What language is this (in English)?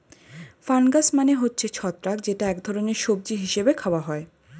Bangla